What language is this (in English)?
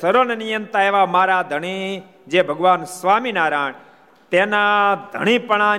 Gujarati